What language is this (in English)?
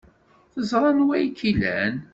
Kabyle